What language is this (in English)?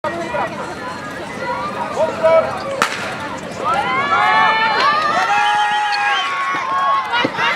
Czech